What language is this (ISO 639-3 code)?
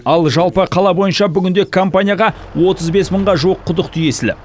kaz